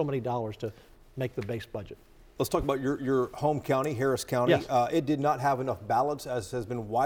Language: English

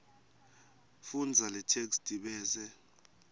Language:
Swati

